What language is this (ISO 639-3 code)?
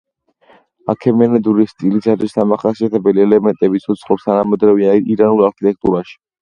kat